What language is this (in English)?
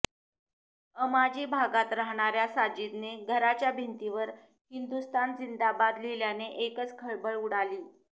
Marathi